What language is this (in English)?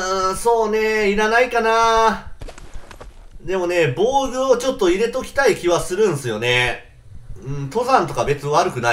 Japanese